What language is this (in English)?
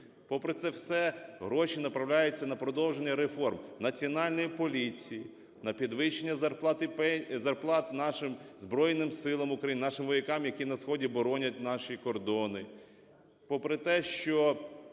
Ukrainian